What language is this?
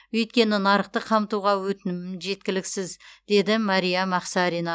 Kazakh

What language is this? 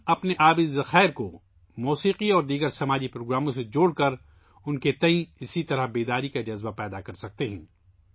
Urdu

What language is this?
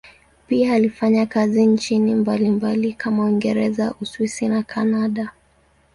Swahili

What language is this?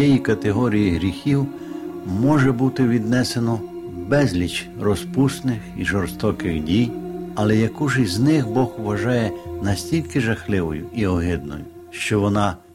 Ukrainian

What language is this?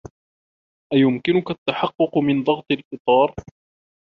Arabic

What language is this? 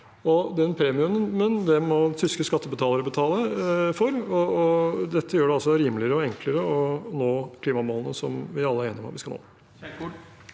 Norwegian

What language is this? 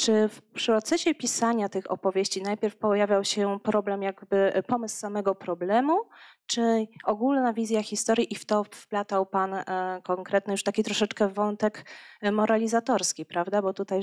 Polish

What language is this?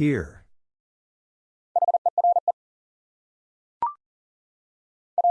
English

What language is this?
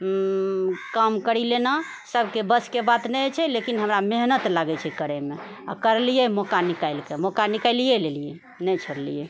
Maithili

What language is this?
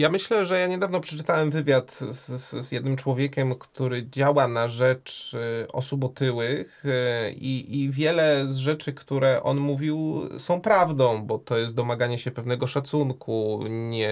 Polish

